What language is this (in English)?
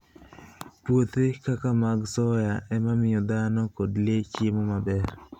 Luo (Kenya and Tanzania)